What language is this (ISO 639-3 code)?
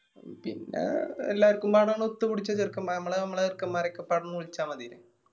mal